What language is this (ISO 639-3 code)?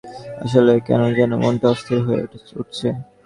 ben